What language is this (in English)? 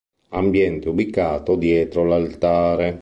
Italian